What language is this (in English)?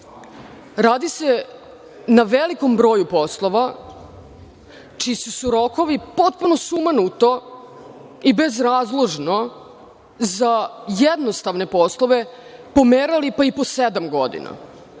Serbian